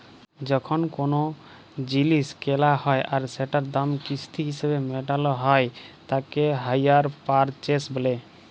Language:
Bangla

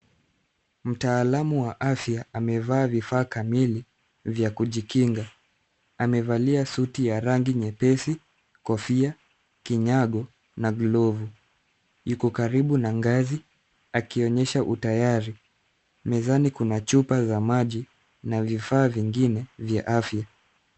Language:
Swahili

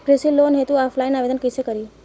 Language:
Bhojpuri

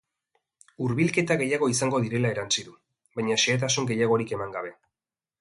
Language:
Basque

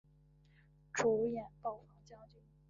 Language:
Chinese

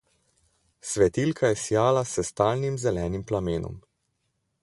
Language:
Slovenian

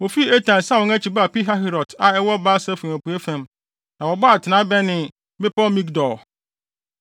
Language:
Akan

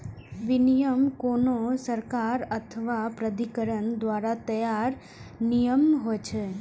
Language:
Maithili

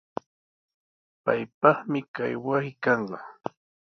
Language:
Sihuas Ancash Quechua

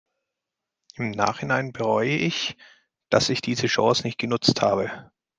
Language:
German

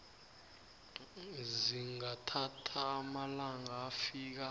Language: South Ndebele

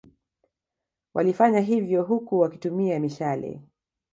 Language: Swahili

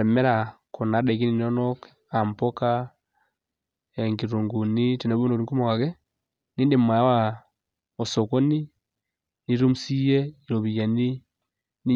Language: Masai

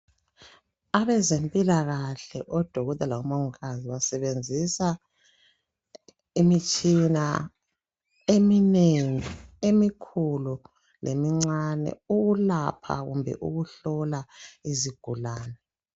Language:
North Ndebele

